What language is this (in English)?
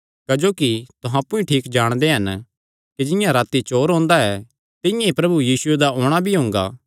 Kangri